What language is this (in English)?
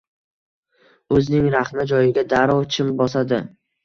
Uzbek